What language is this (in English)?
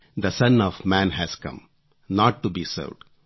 Kannada